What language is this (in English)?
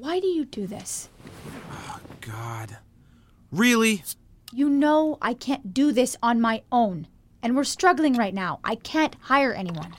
English